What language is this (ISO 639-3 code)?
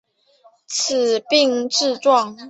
zho